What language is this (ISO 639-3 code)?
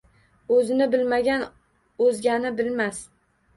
uzb